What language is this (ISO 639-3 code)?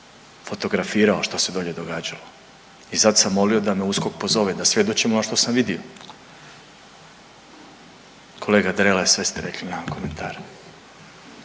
hrv